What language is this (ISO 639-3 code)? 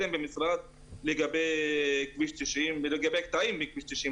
heb